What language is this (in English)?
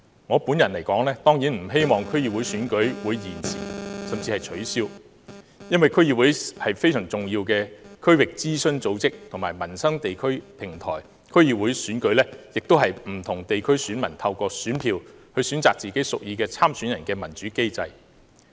Cantonese